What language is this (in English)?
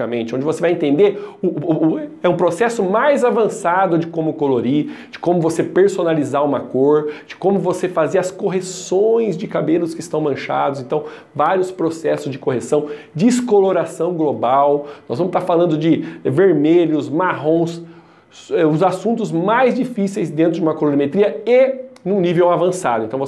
Portuguese